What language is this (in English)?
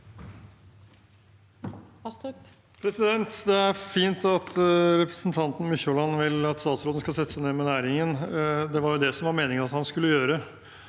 Norwegian